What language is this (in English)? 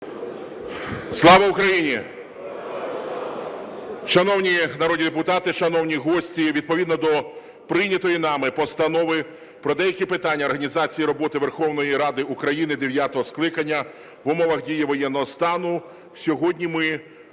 Ukrainian